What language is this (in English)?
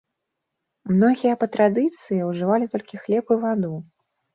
Belarusian